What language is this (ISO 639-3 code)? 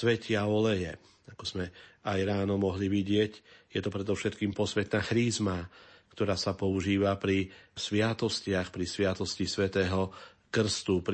slk